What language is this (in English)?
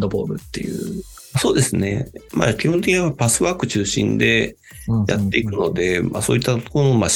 Japanese